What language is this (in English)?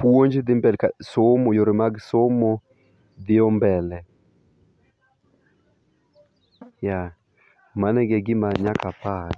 Luo (Kenya and Tanzania)